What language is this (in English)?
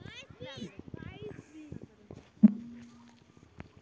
Chhattisgarhi